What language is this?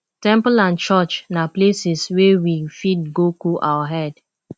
Nigerian Pidgin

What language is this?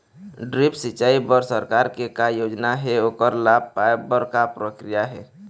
Chhattisgarhi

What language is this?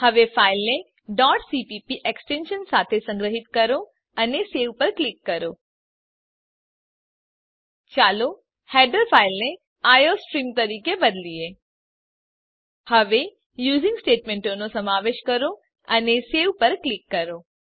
Gujarati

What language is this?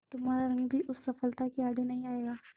Hindi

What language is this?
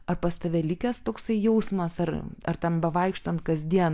Lithuanian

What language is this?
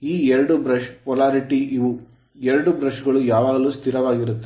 Kannada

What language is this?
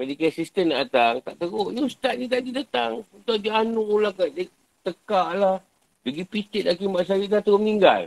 Malay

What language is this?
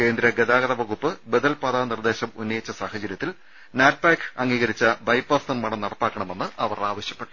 Malayalam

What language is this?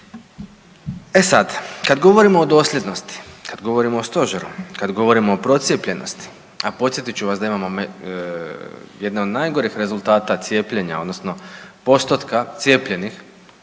Croatian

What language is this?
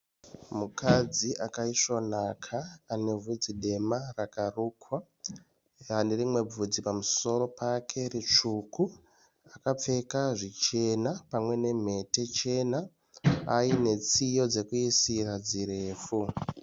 Shona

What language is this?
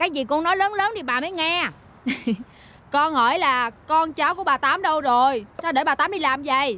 Vietnamese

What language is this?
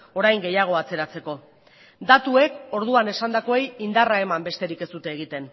Basque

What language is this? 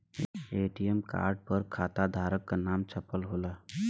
Bhojpuri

